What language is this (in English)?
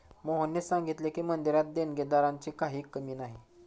Marathi